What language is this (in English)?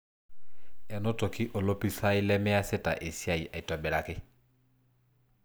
Masai